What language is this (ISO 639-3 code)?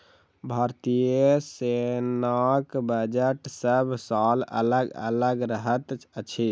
mai